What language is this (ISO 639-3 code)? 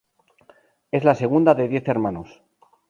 spa